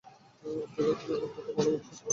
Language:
Bangla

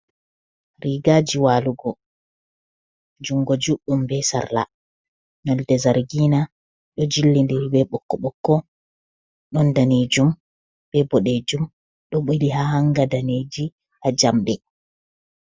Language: Fula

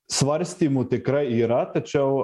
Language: Lithuanian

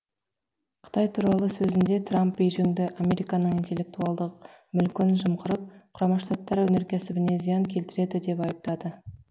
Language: Kazakh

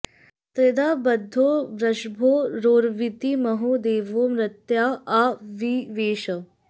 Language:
Sanskrit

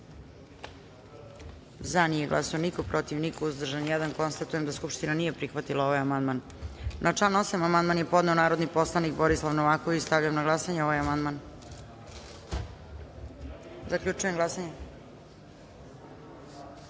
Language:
Serbian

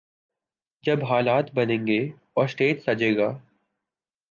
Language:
Urdu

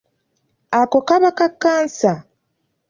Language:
Ganda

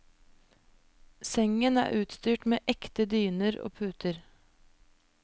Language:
Norwegian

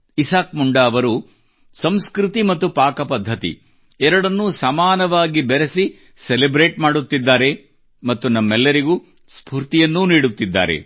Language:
Kannada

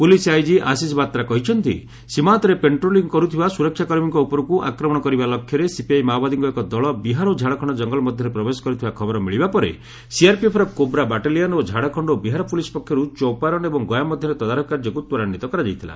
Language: Odia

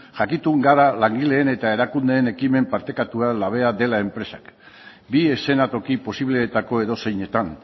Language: Basque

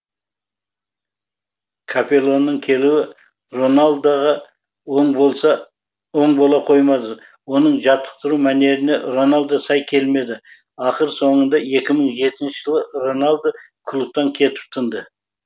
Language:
Kazakh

